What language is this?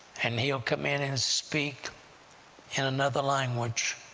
English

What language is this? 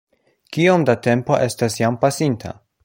Esperanto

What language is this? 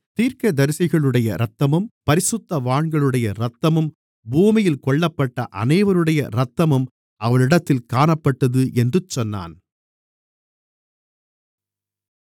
Tamil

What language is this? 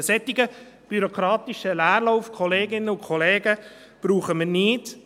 Swiss German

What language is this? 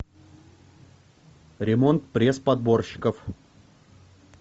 Russian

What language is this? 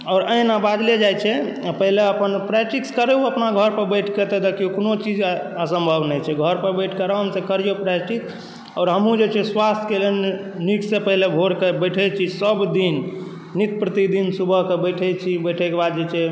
Maithili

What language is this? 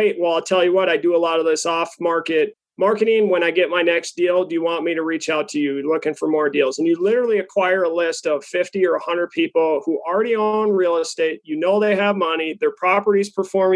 English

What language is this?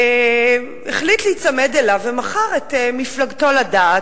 Hebrew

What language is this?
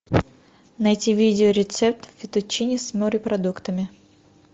Russian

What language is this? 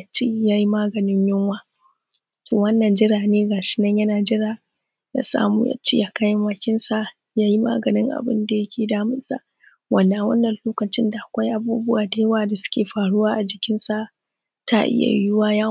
Hausa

